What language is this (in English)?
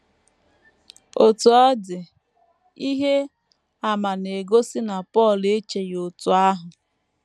Igbo